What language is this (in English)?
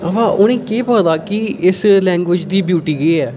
Dogri